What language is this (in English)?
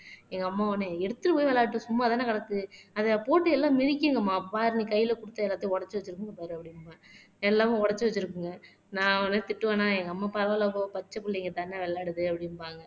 Tamil